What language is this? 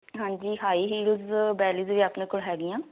Punjabi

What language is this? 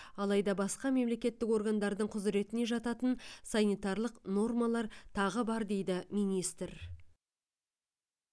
Kazakh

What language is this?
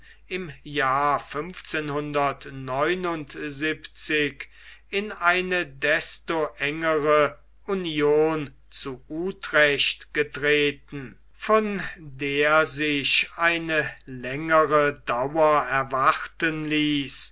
German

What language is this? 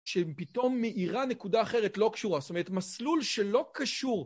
Hebrew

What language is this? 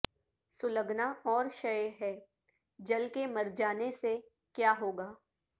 Urdu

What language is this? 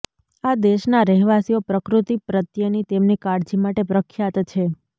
Gujarati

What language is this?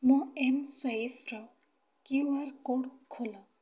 Odia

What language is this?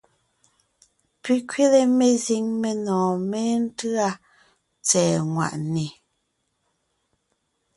Ngiemboon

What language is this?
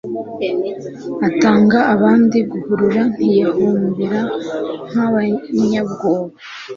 Kinyarwanda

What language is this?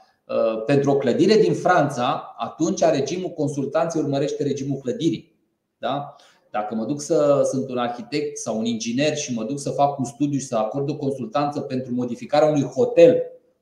Romanian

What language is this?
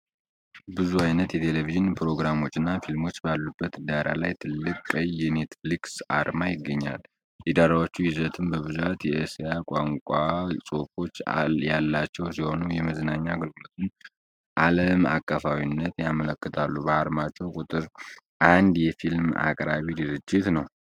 Amharic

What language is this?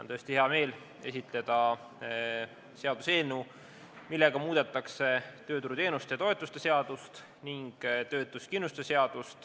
Estonian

